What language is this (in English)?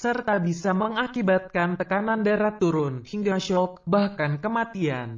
Indonesian